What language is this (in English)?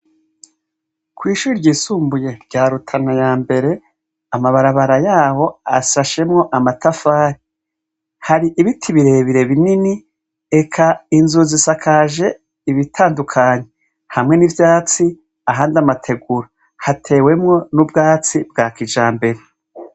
Rundi